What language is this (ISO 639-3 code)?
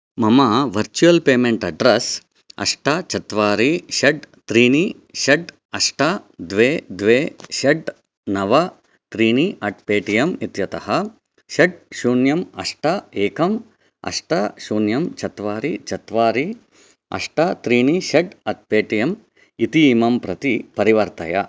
san